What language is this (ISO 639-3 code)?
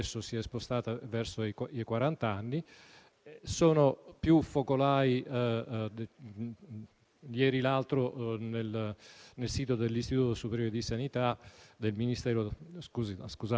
ita